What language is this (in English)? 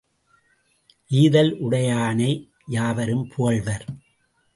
Tamil